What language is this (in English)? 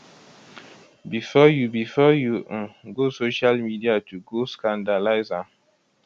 Nigerian Pidgin